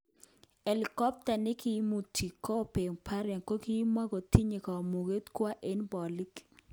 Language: Kalenjin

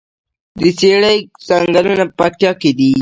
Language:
Pashto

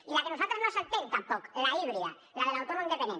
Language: Catalan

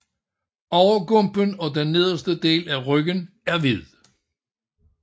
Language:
Danish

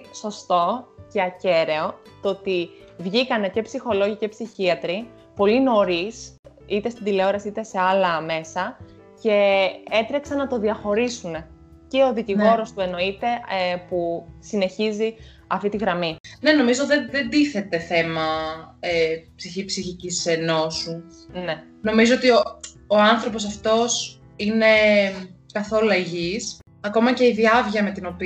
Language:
Greek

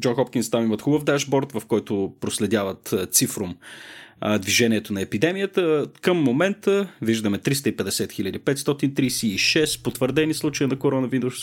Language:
Bulgarian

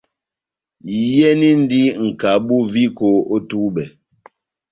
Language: Batanga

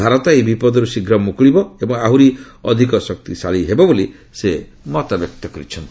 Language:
Odia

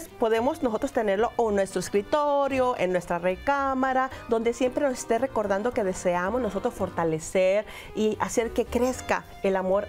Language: Spanish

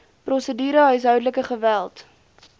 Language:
Afrikaans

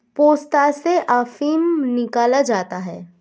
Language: Hindi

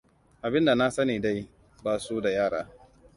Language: Hausa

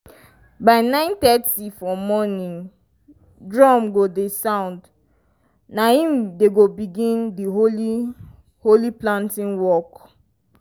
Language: Nigerian Pidgin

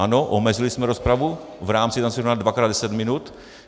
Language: Czech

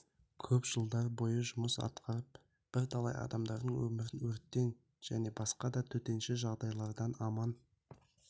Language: Kazakh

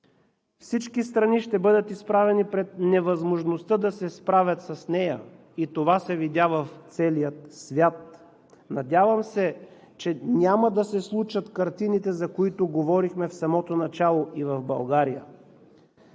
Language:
Bulgarian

